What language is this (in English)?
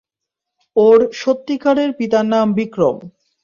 Bangla